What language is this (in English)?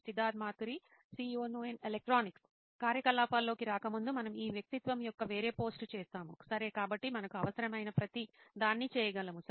Telugu